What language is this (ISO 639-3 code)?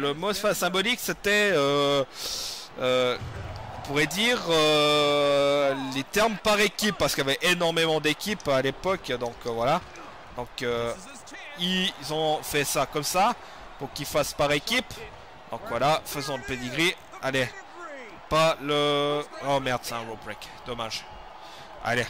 fra